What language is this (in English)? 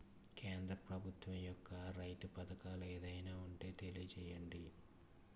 Telugu